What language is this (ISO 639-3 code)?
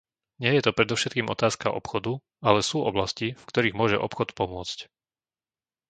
slk